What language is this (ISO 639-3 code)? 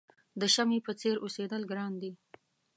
pus